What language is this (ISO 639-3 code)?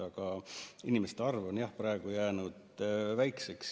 est